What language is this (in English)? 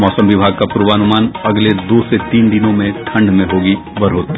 Hindi